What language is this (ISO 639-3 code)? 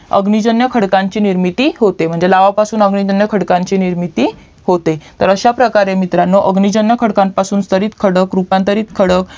mar